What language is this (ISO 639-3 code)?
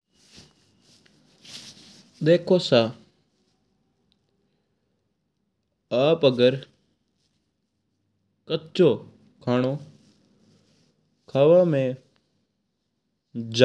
mtr